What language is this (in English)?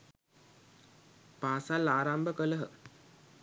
Sinhala